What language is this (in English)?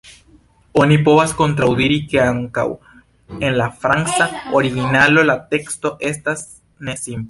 Esperanto